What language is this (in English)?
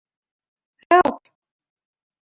Western Frisian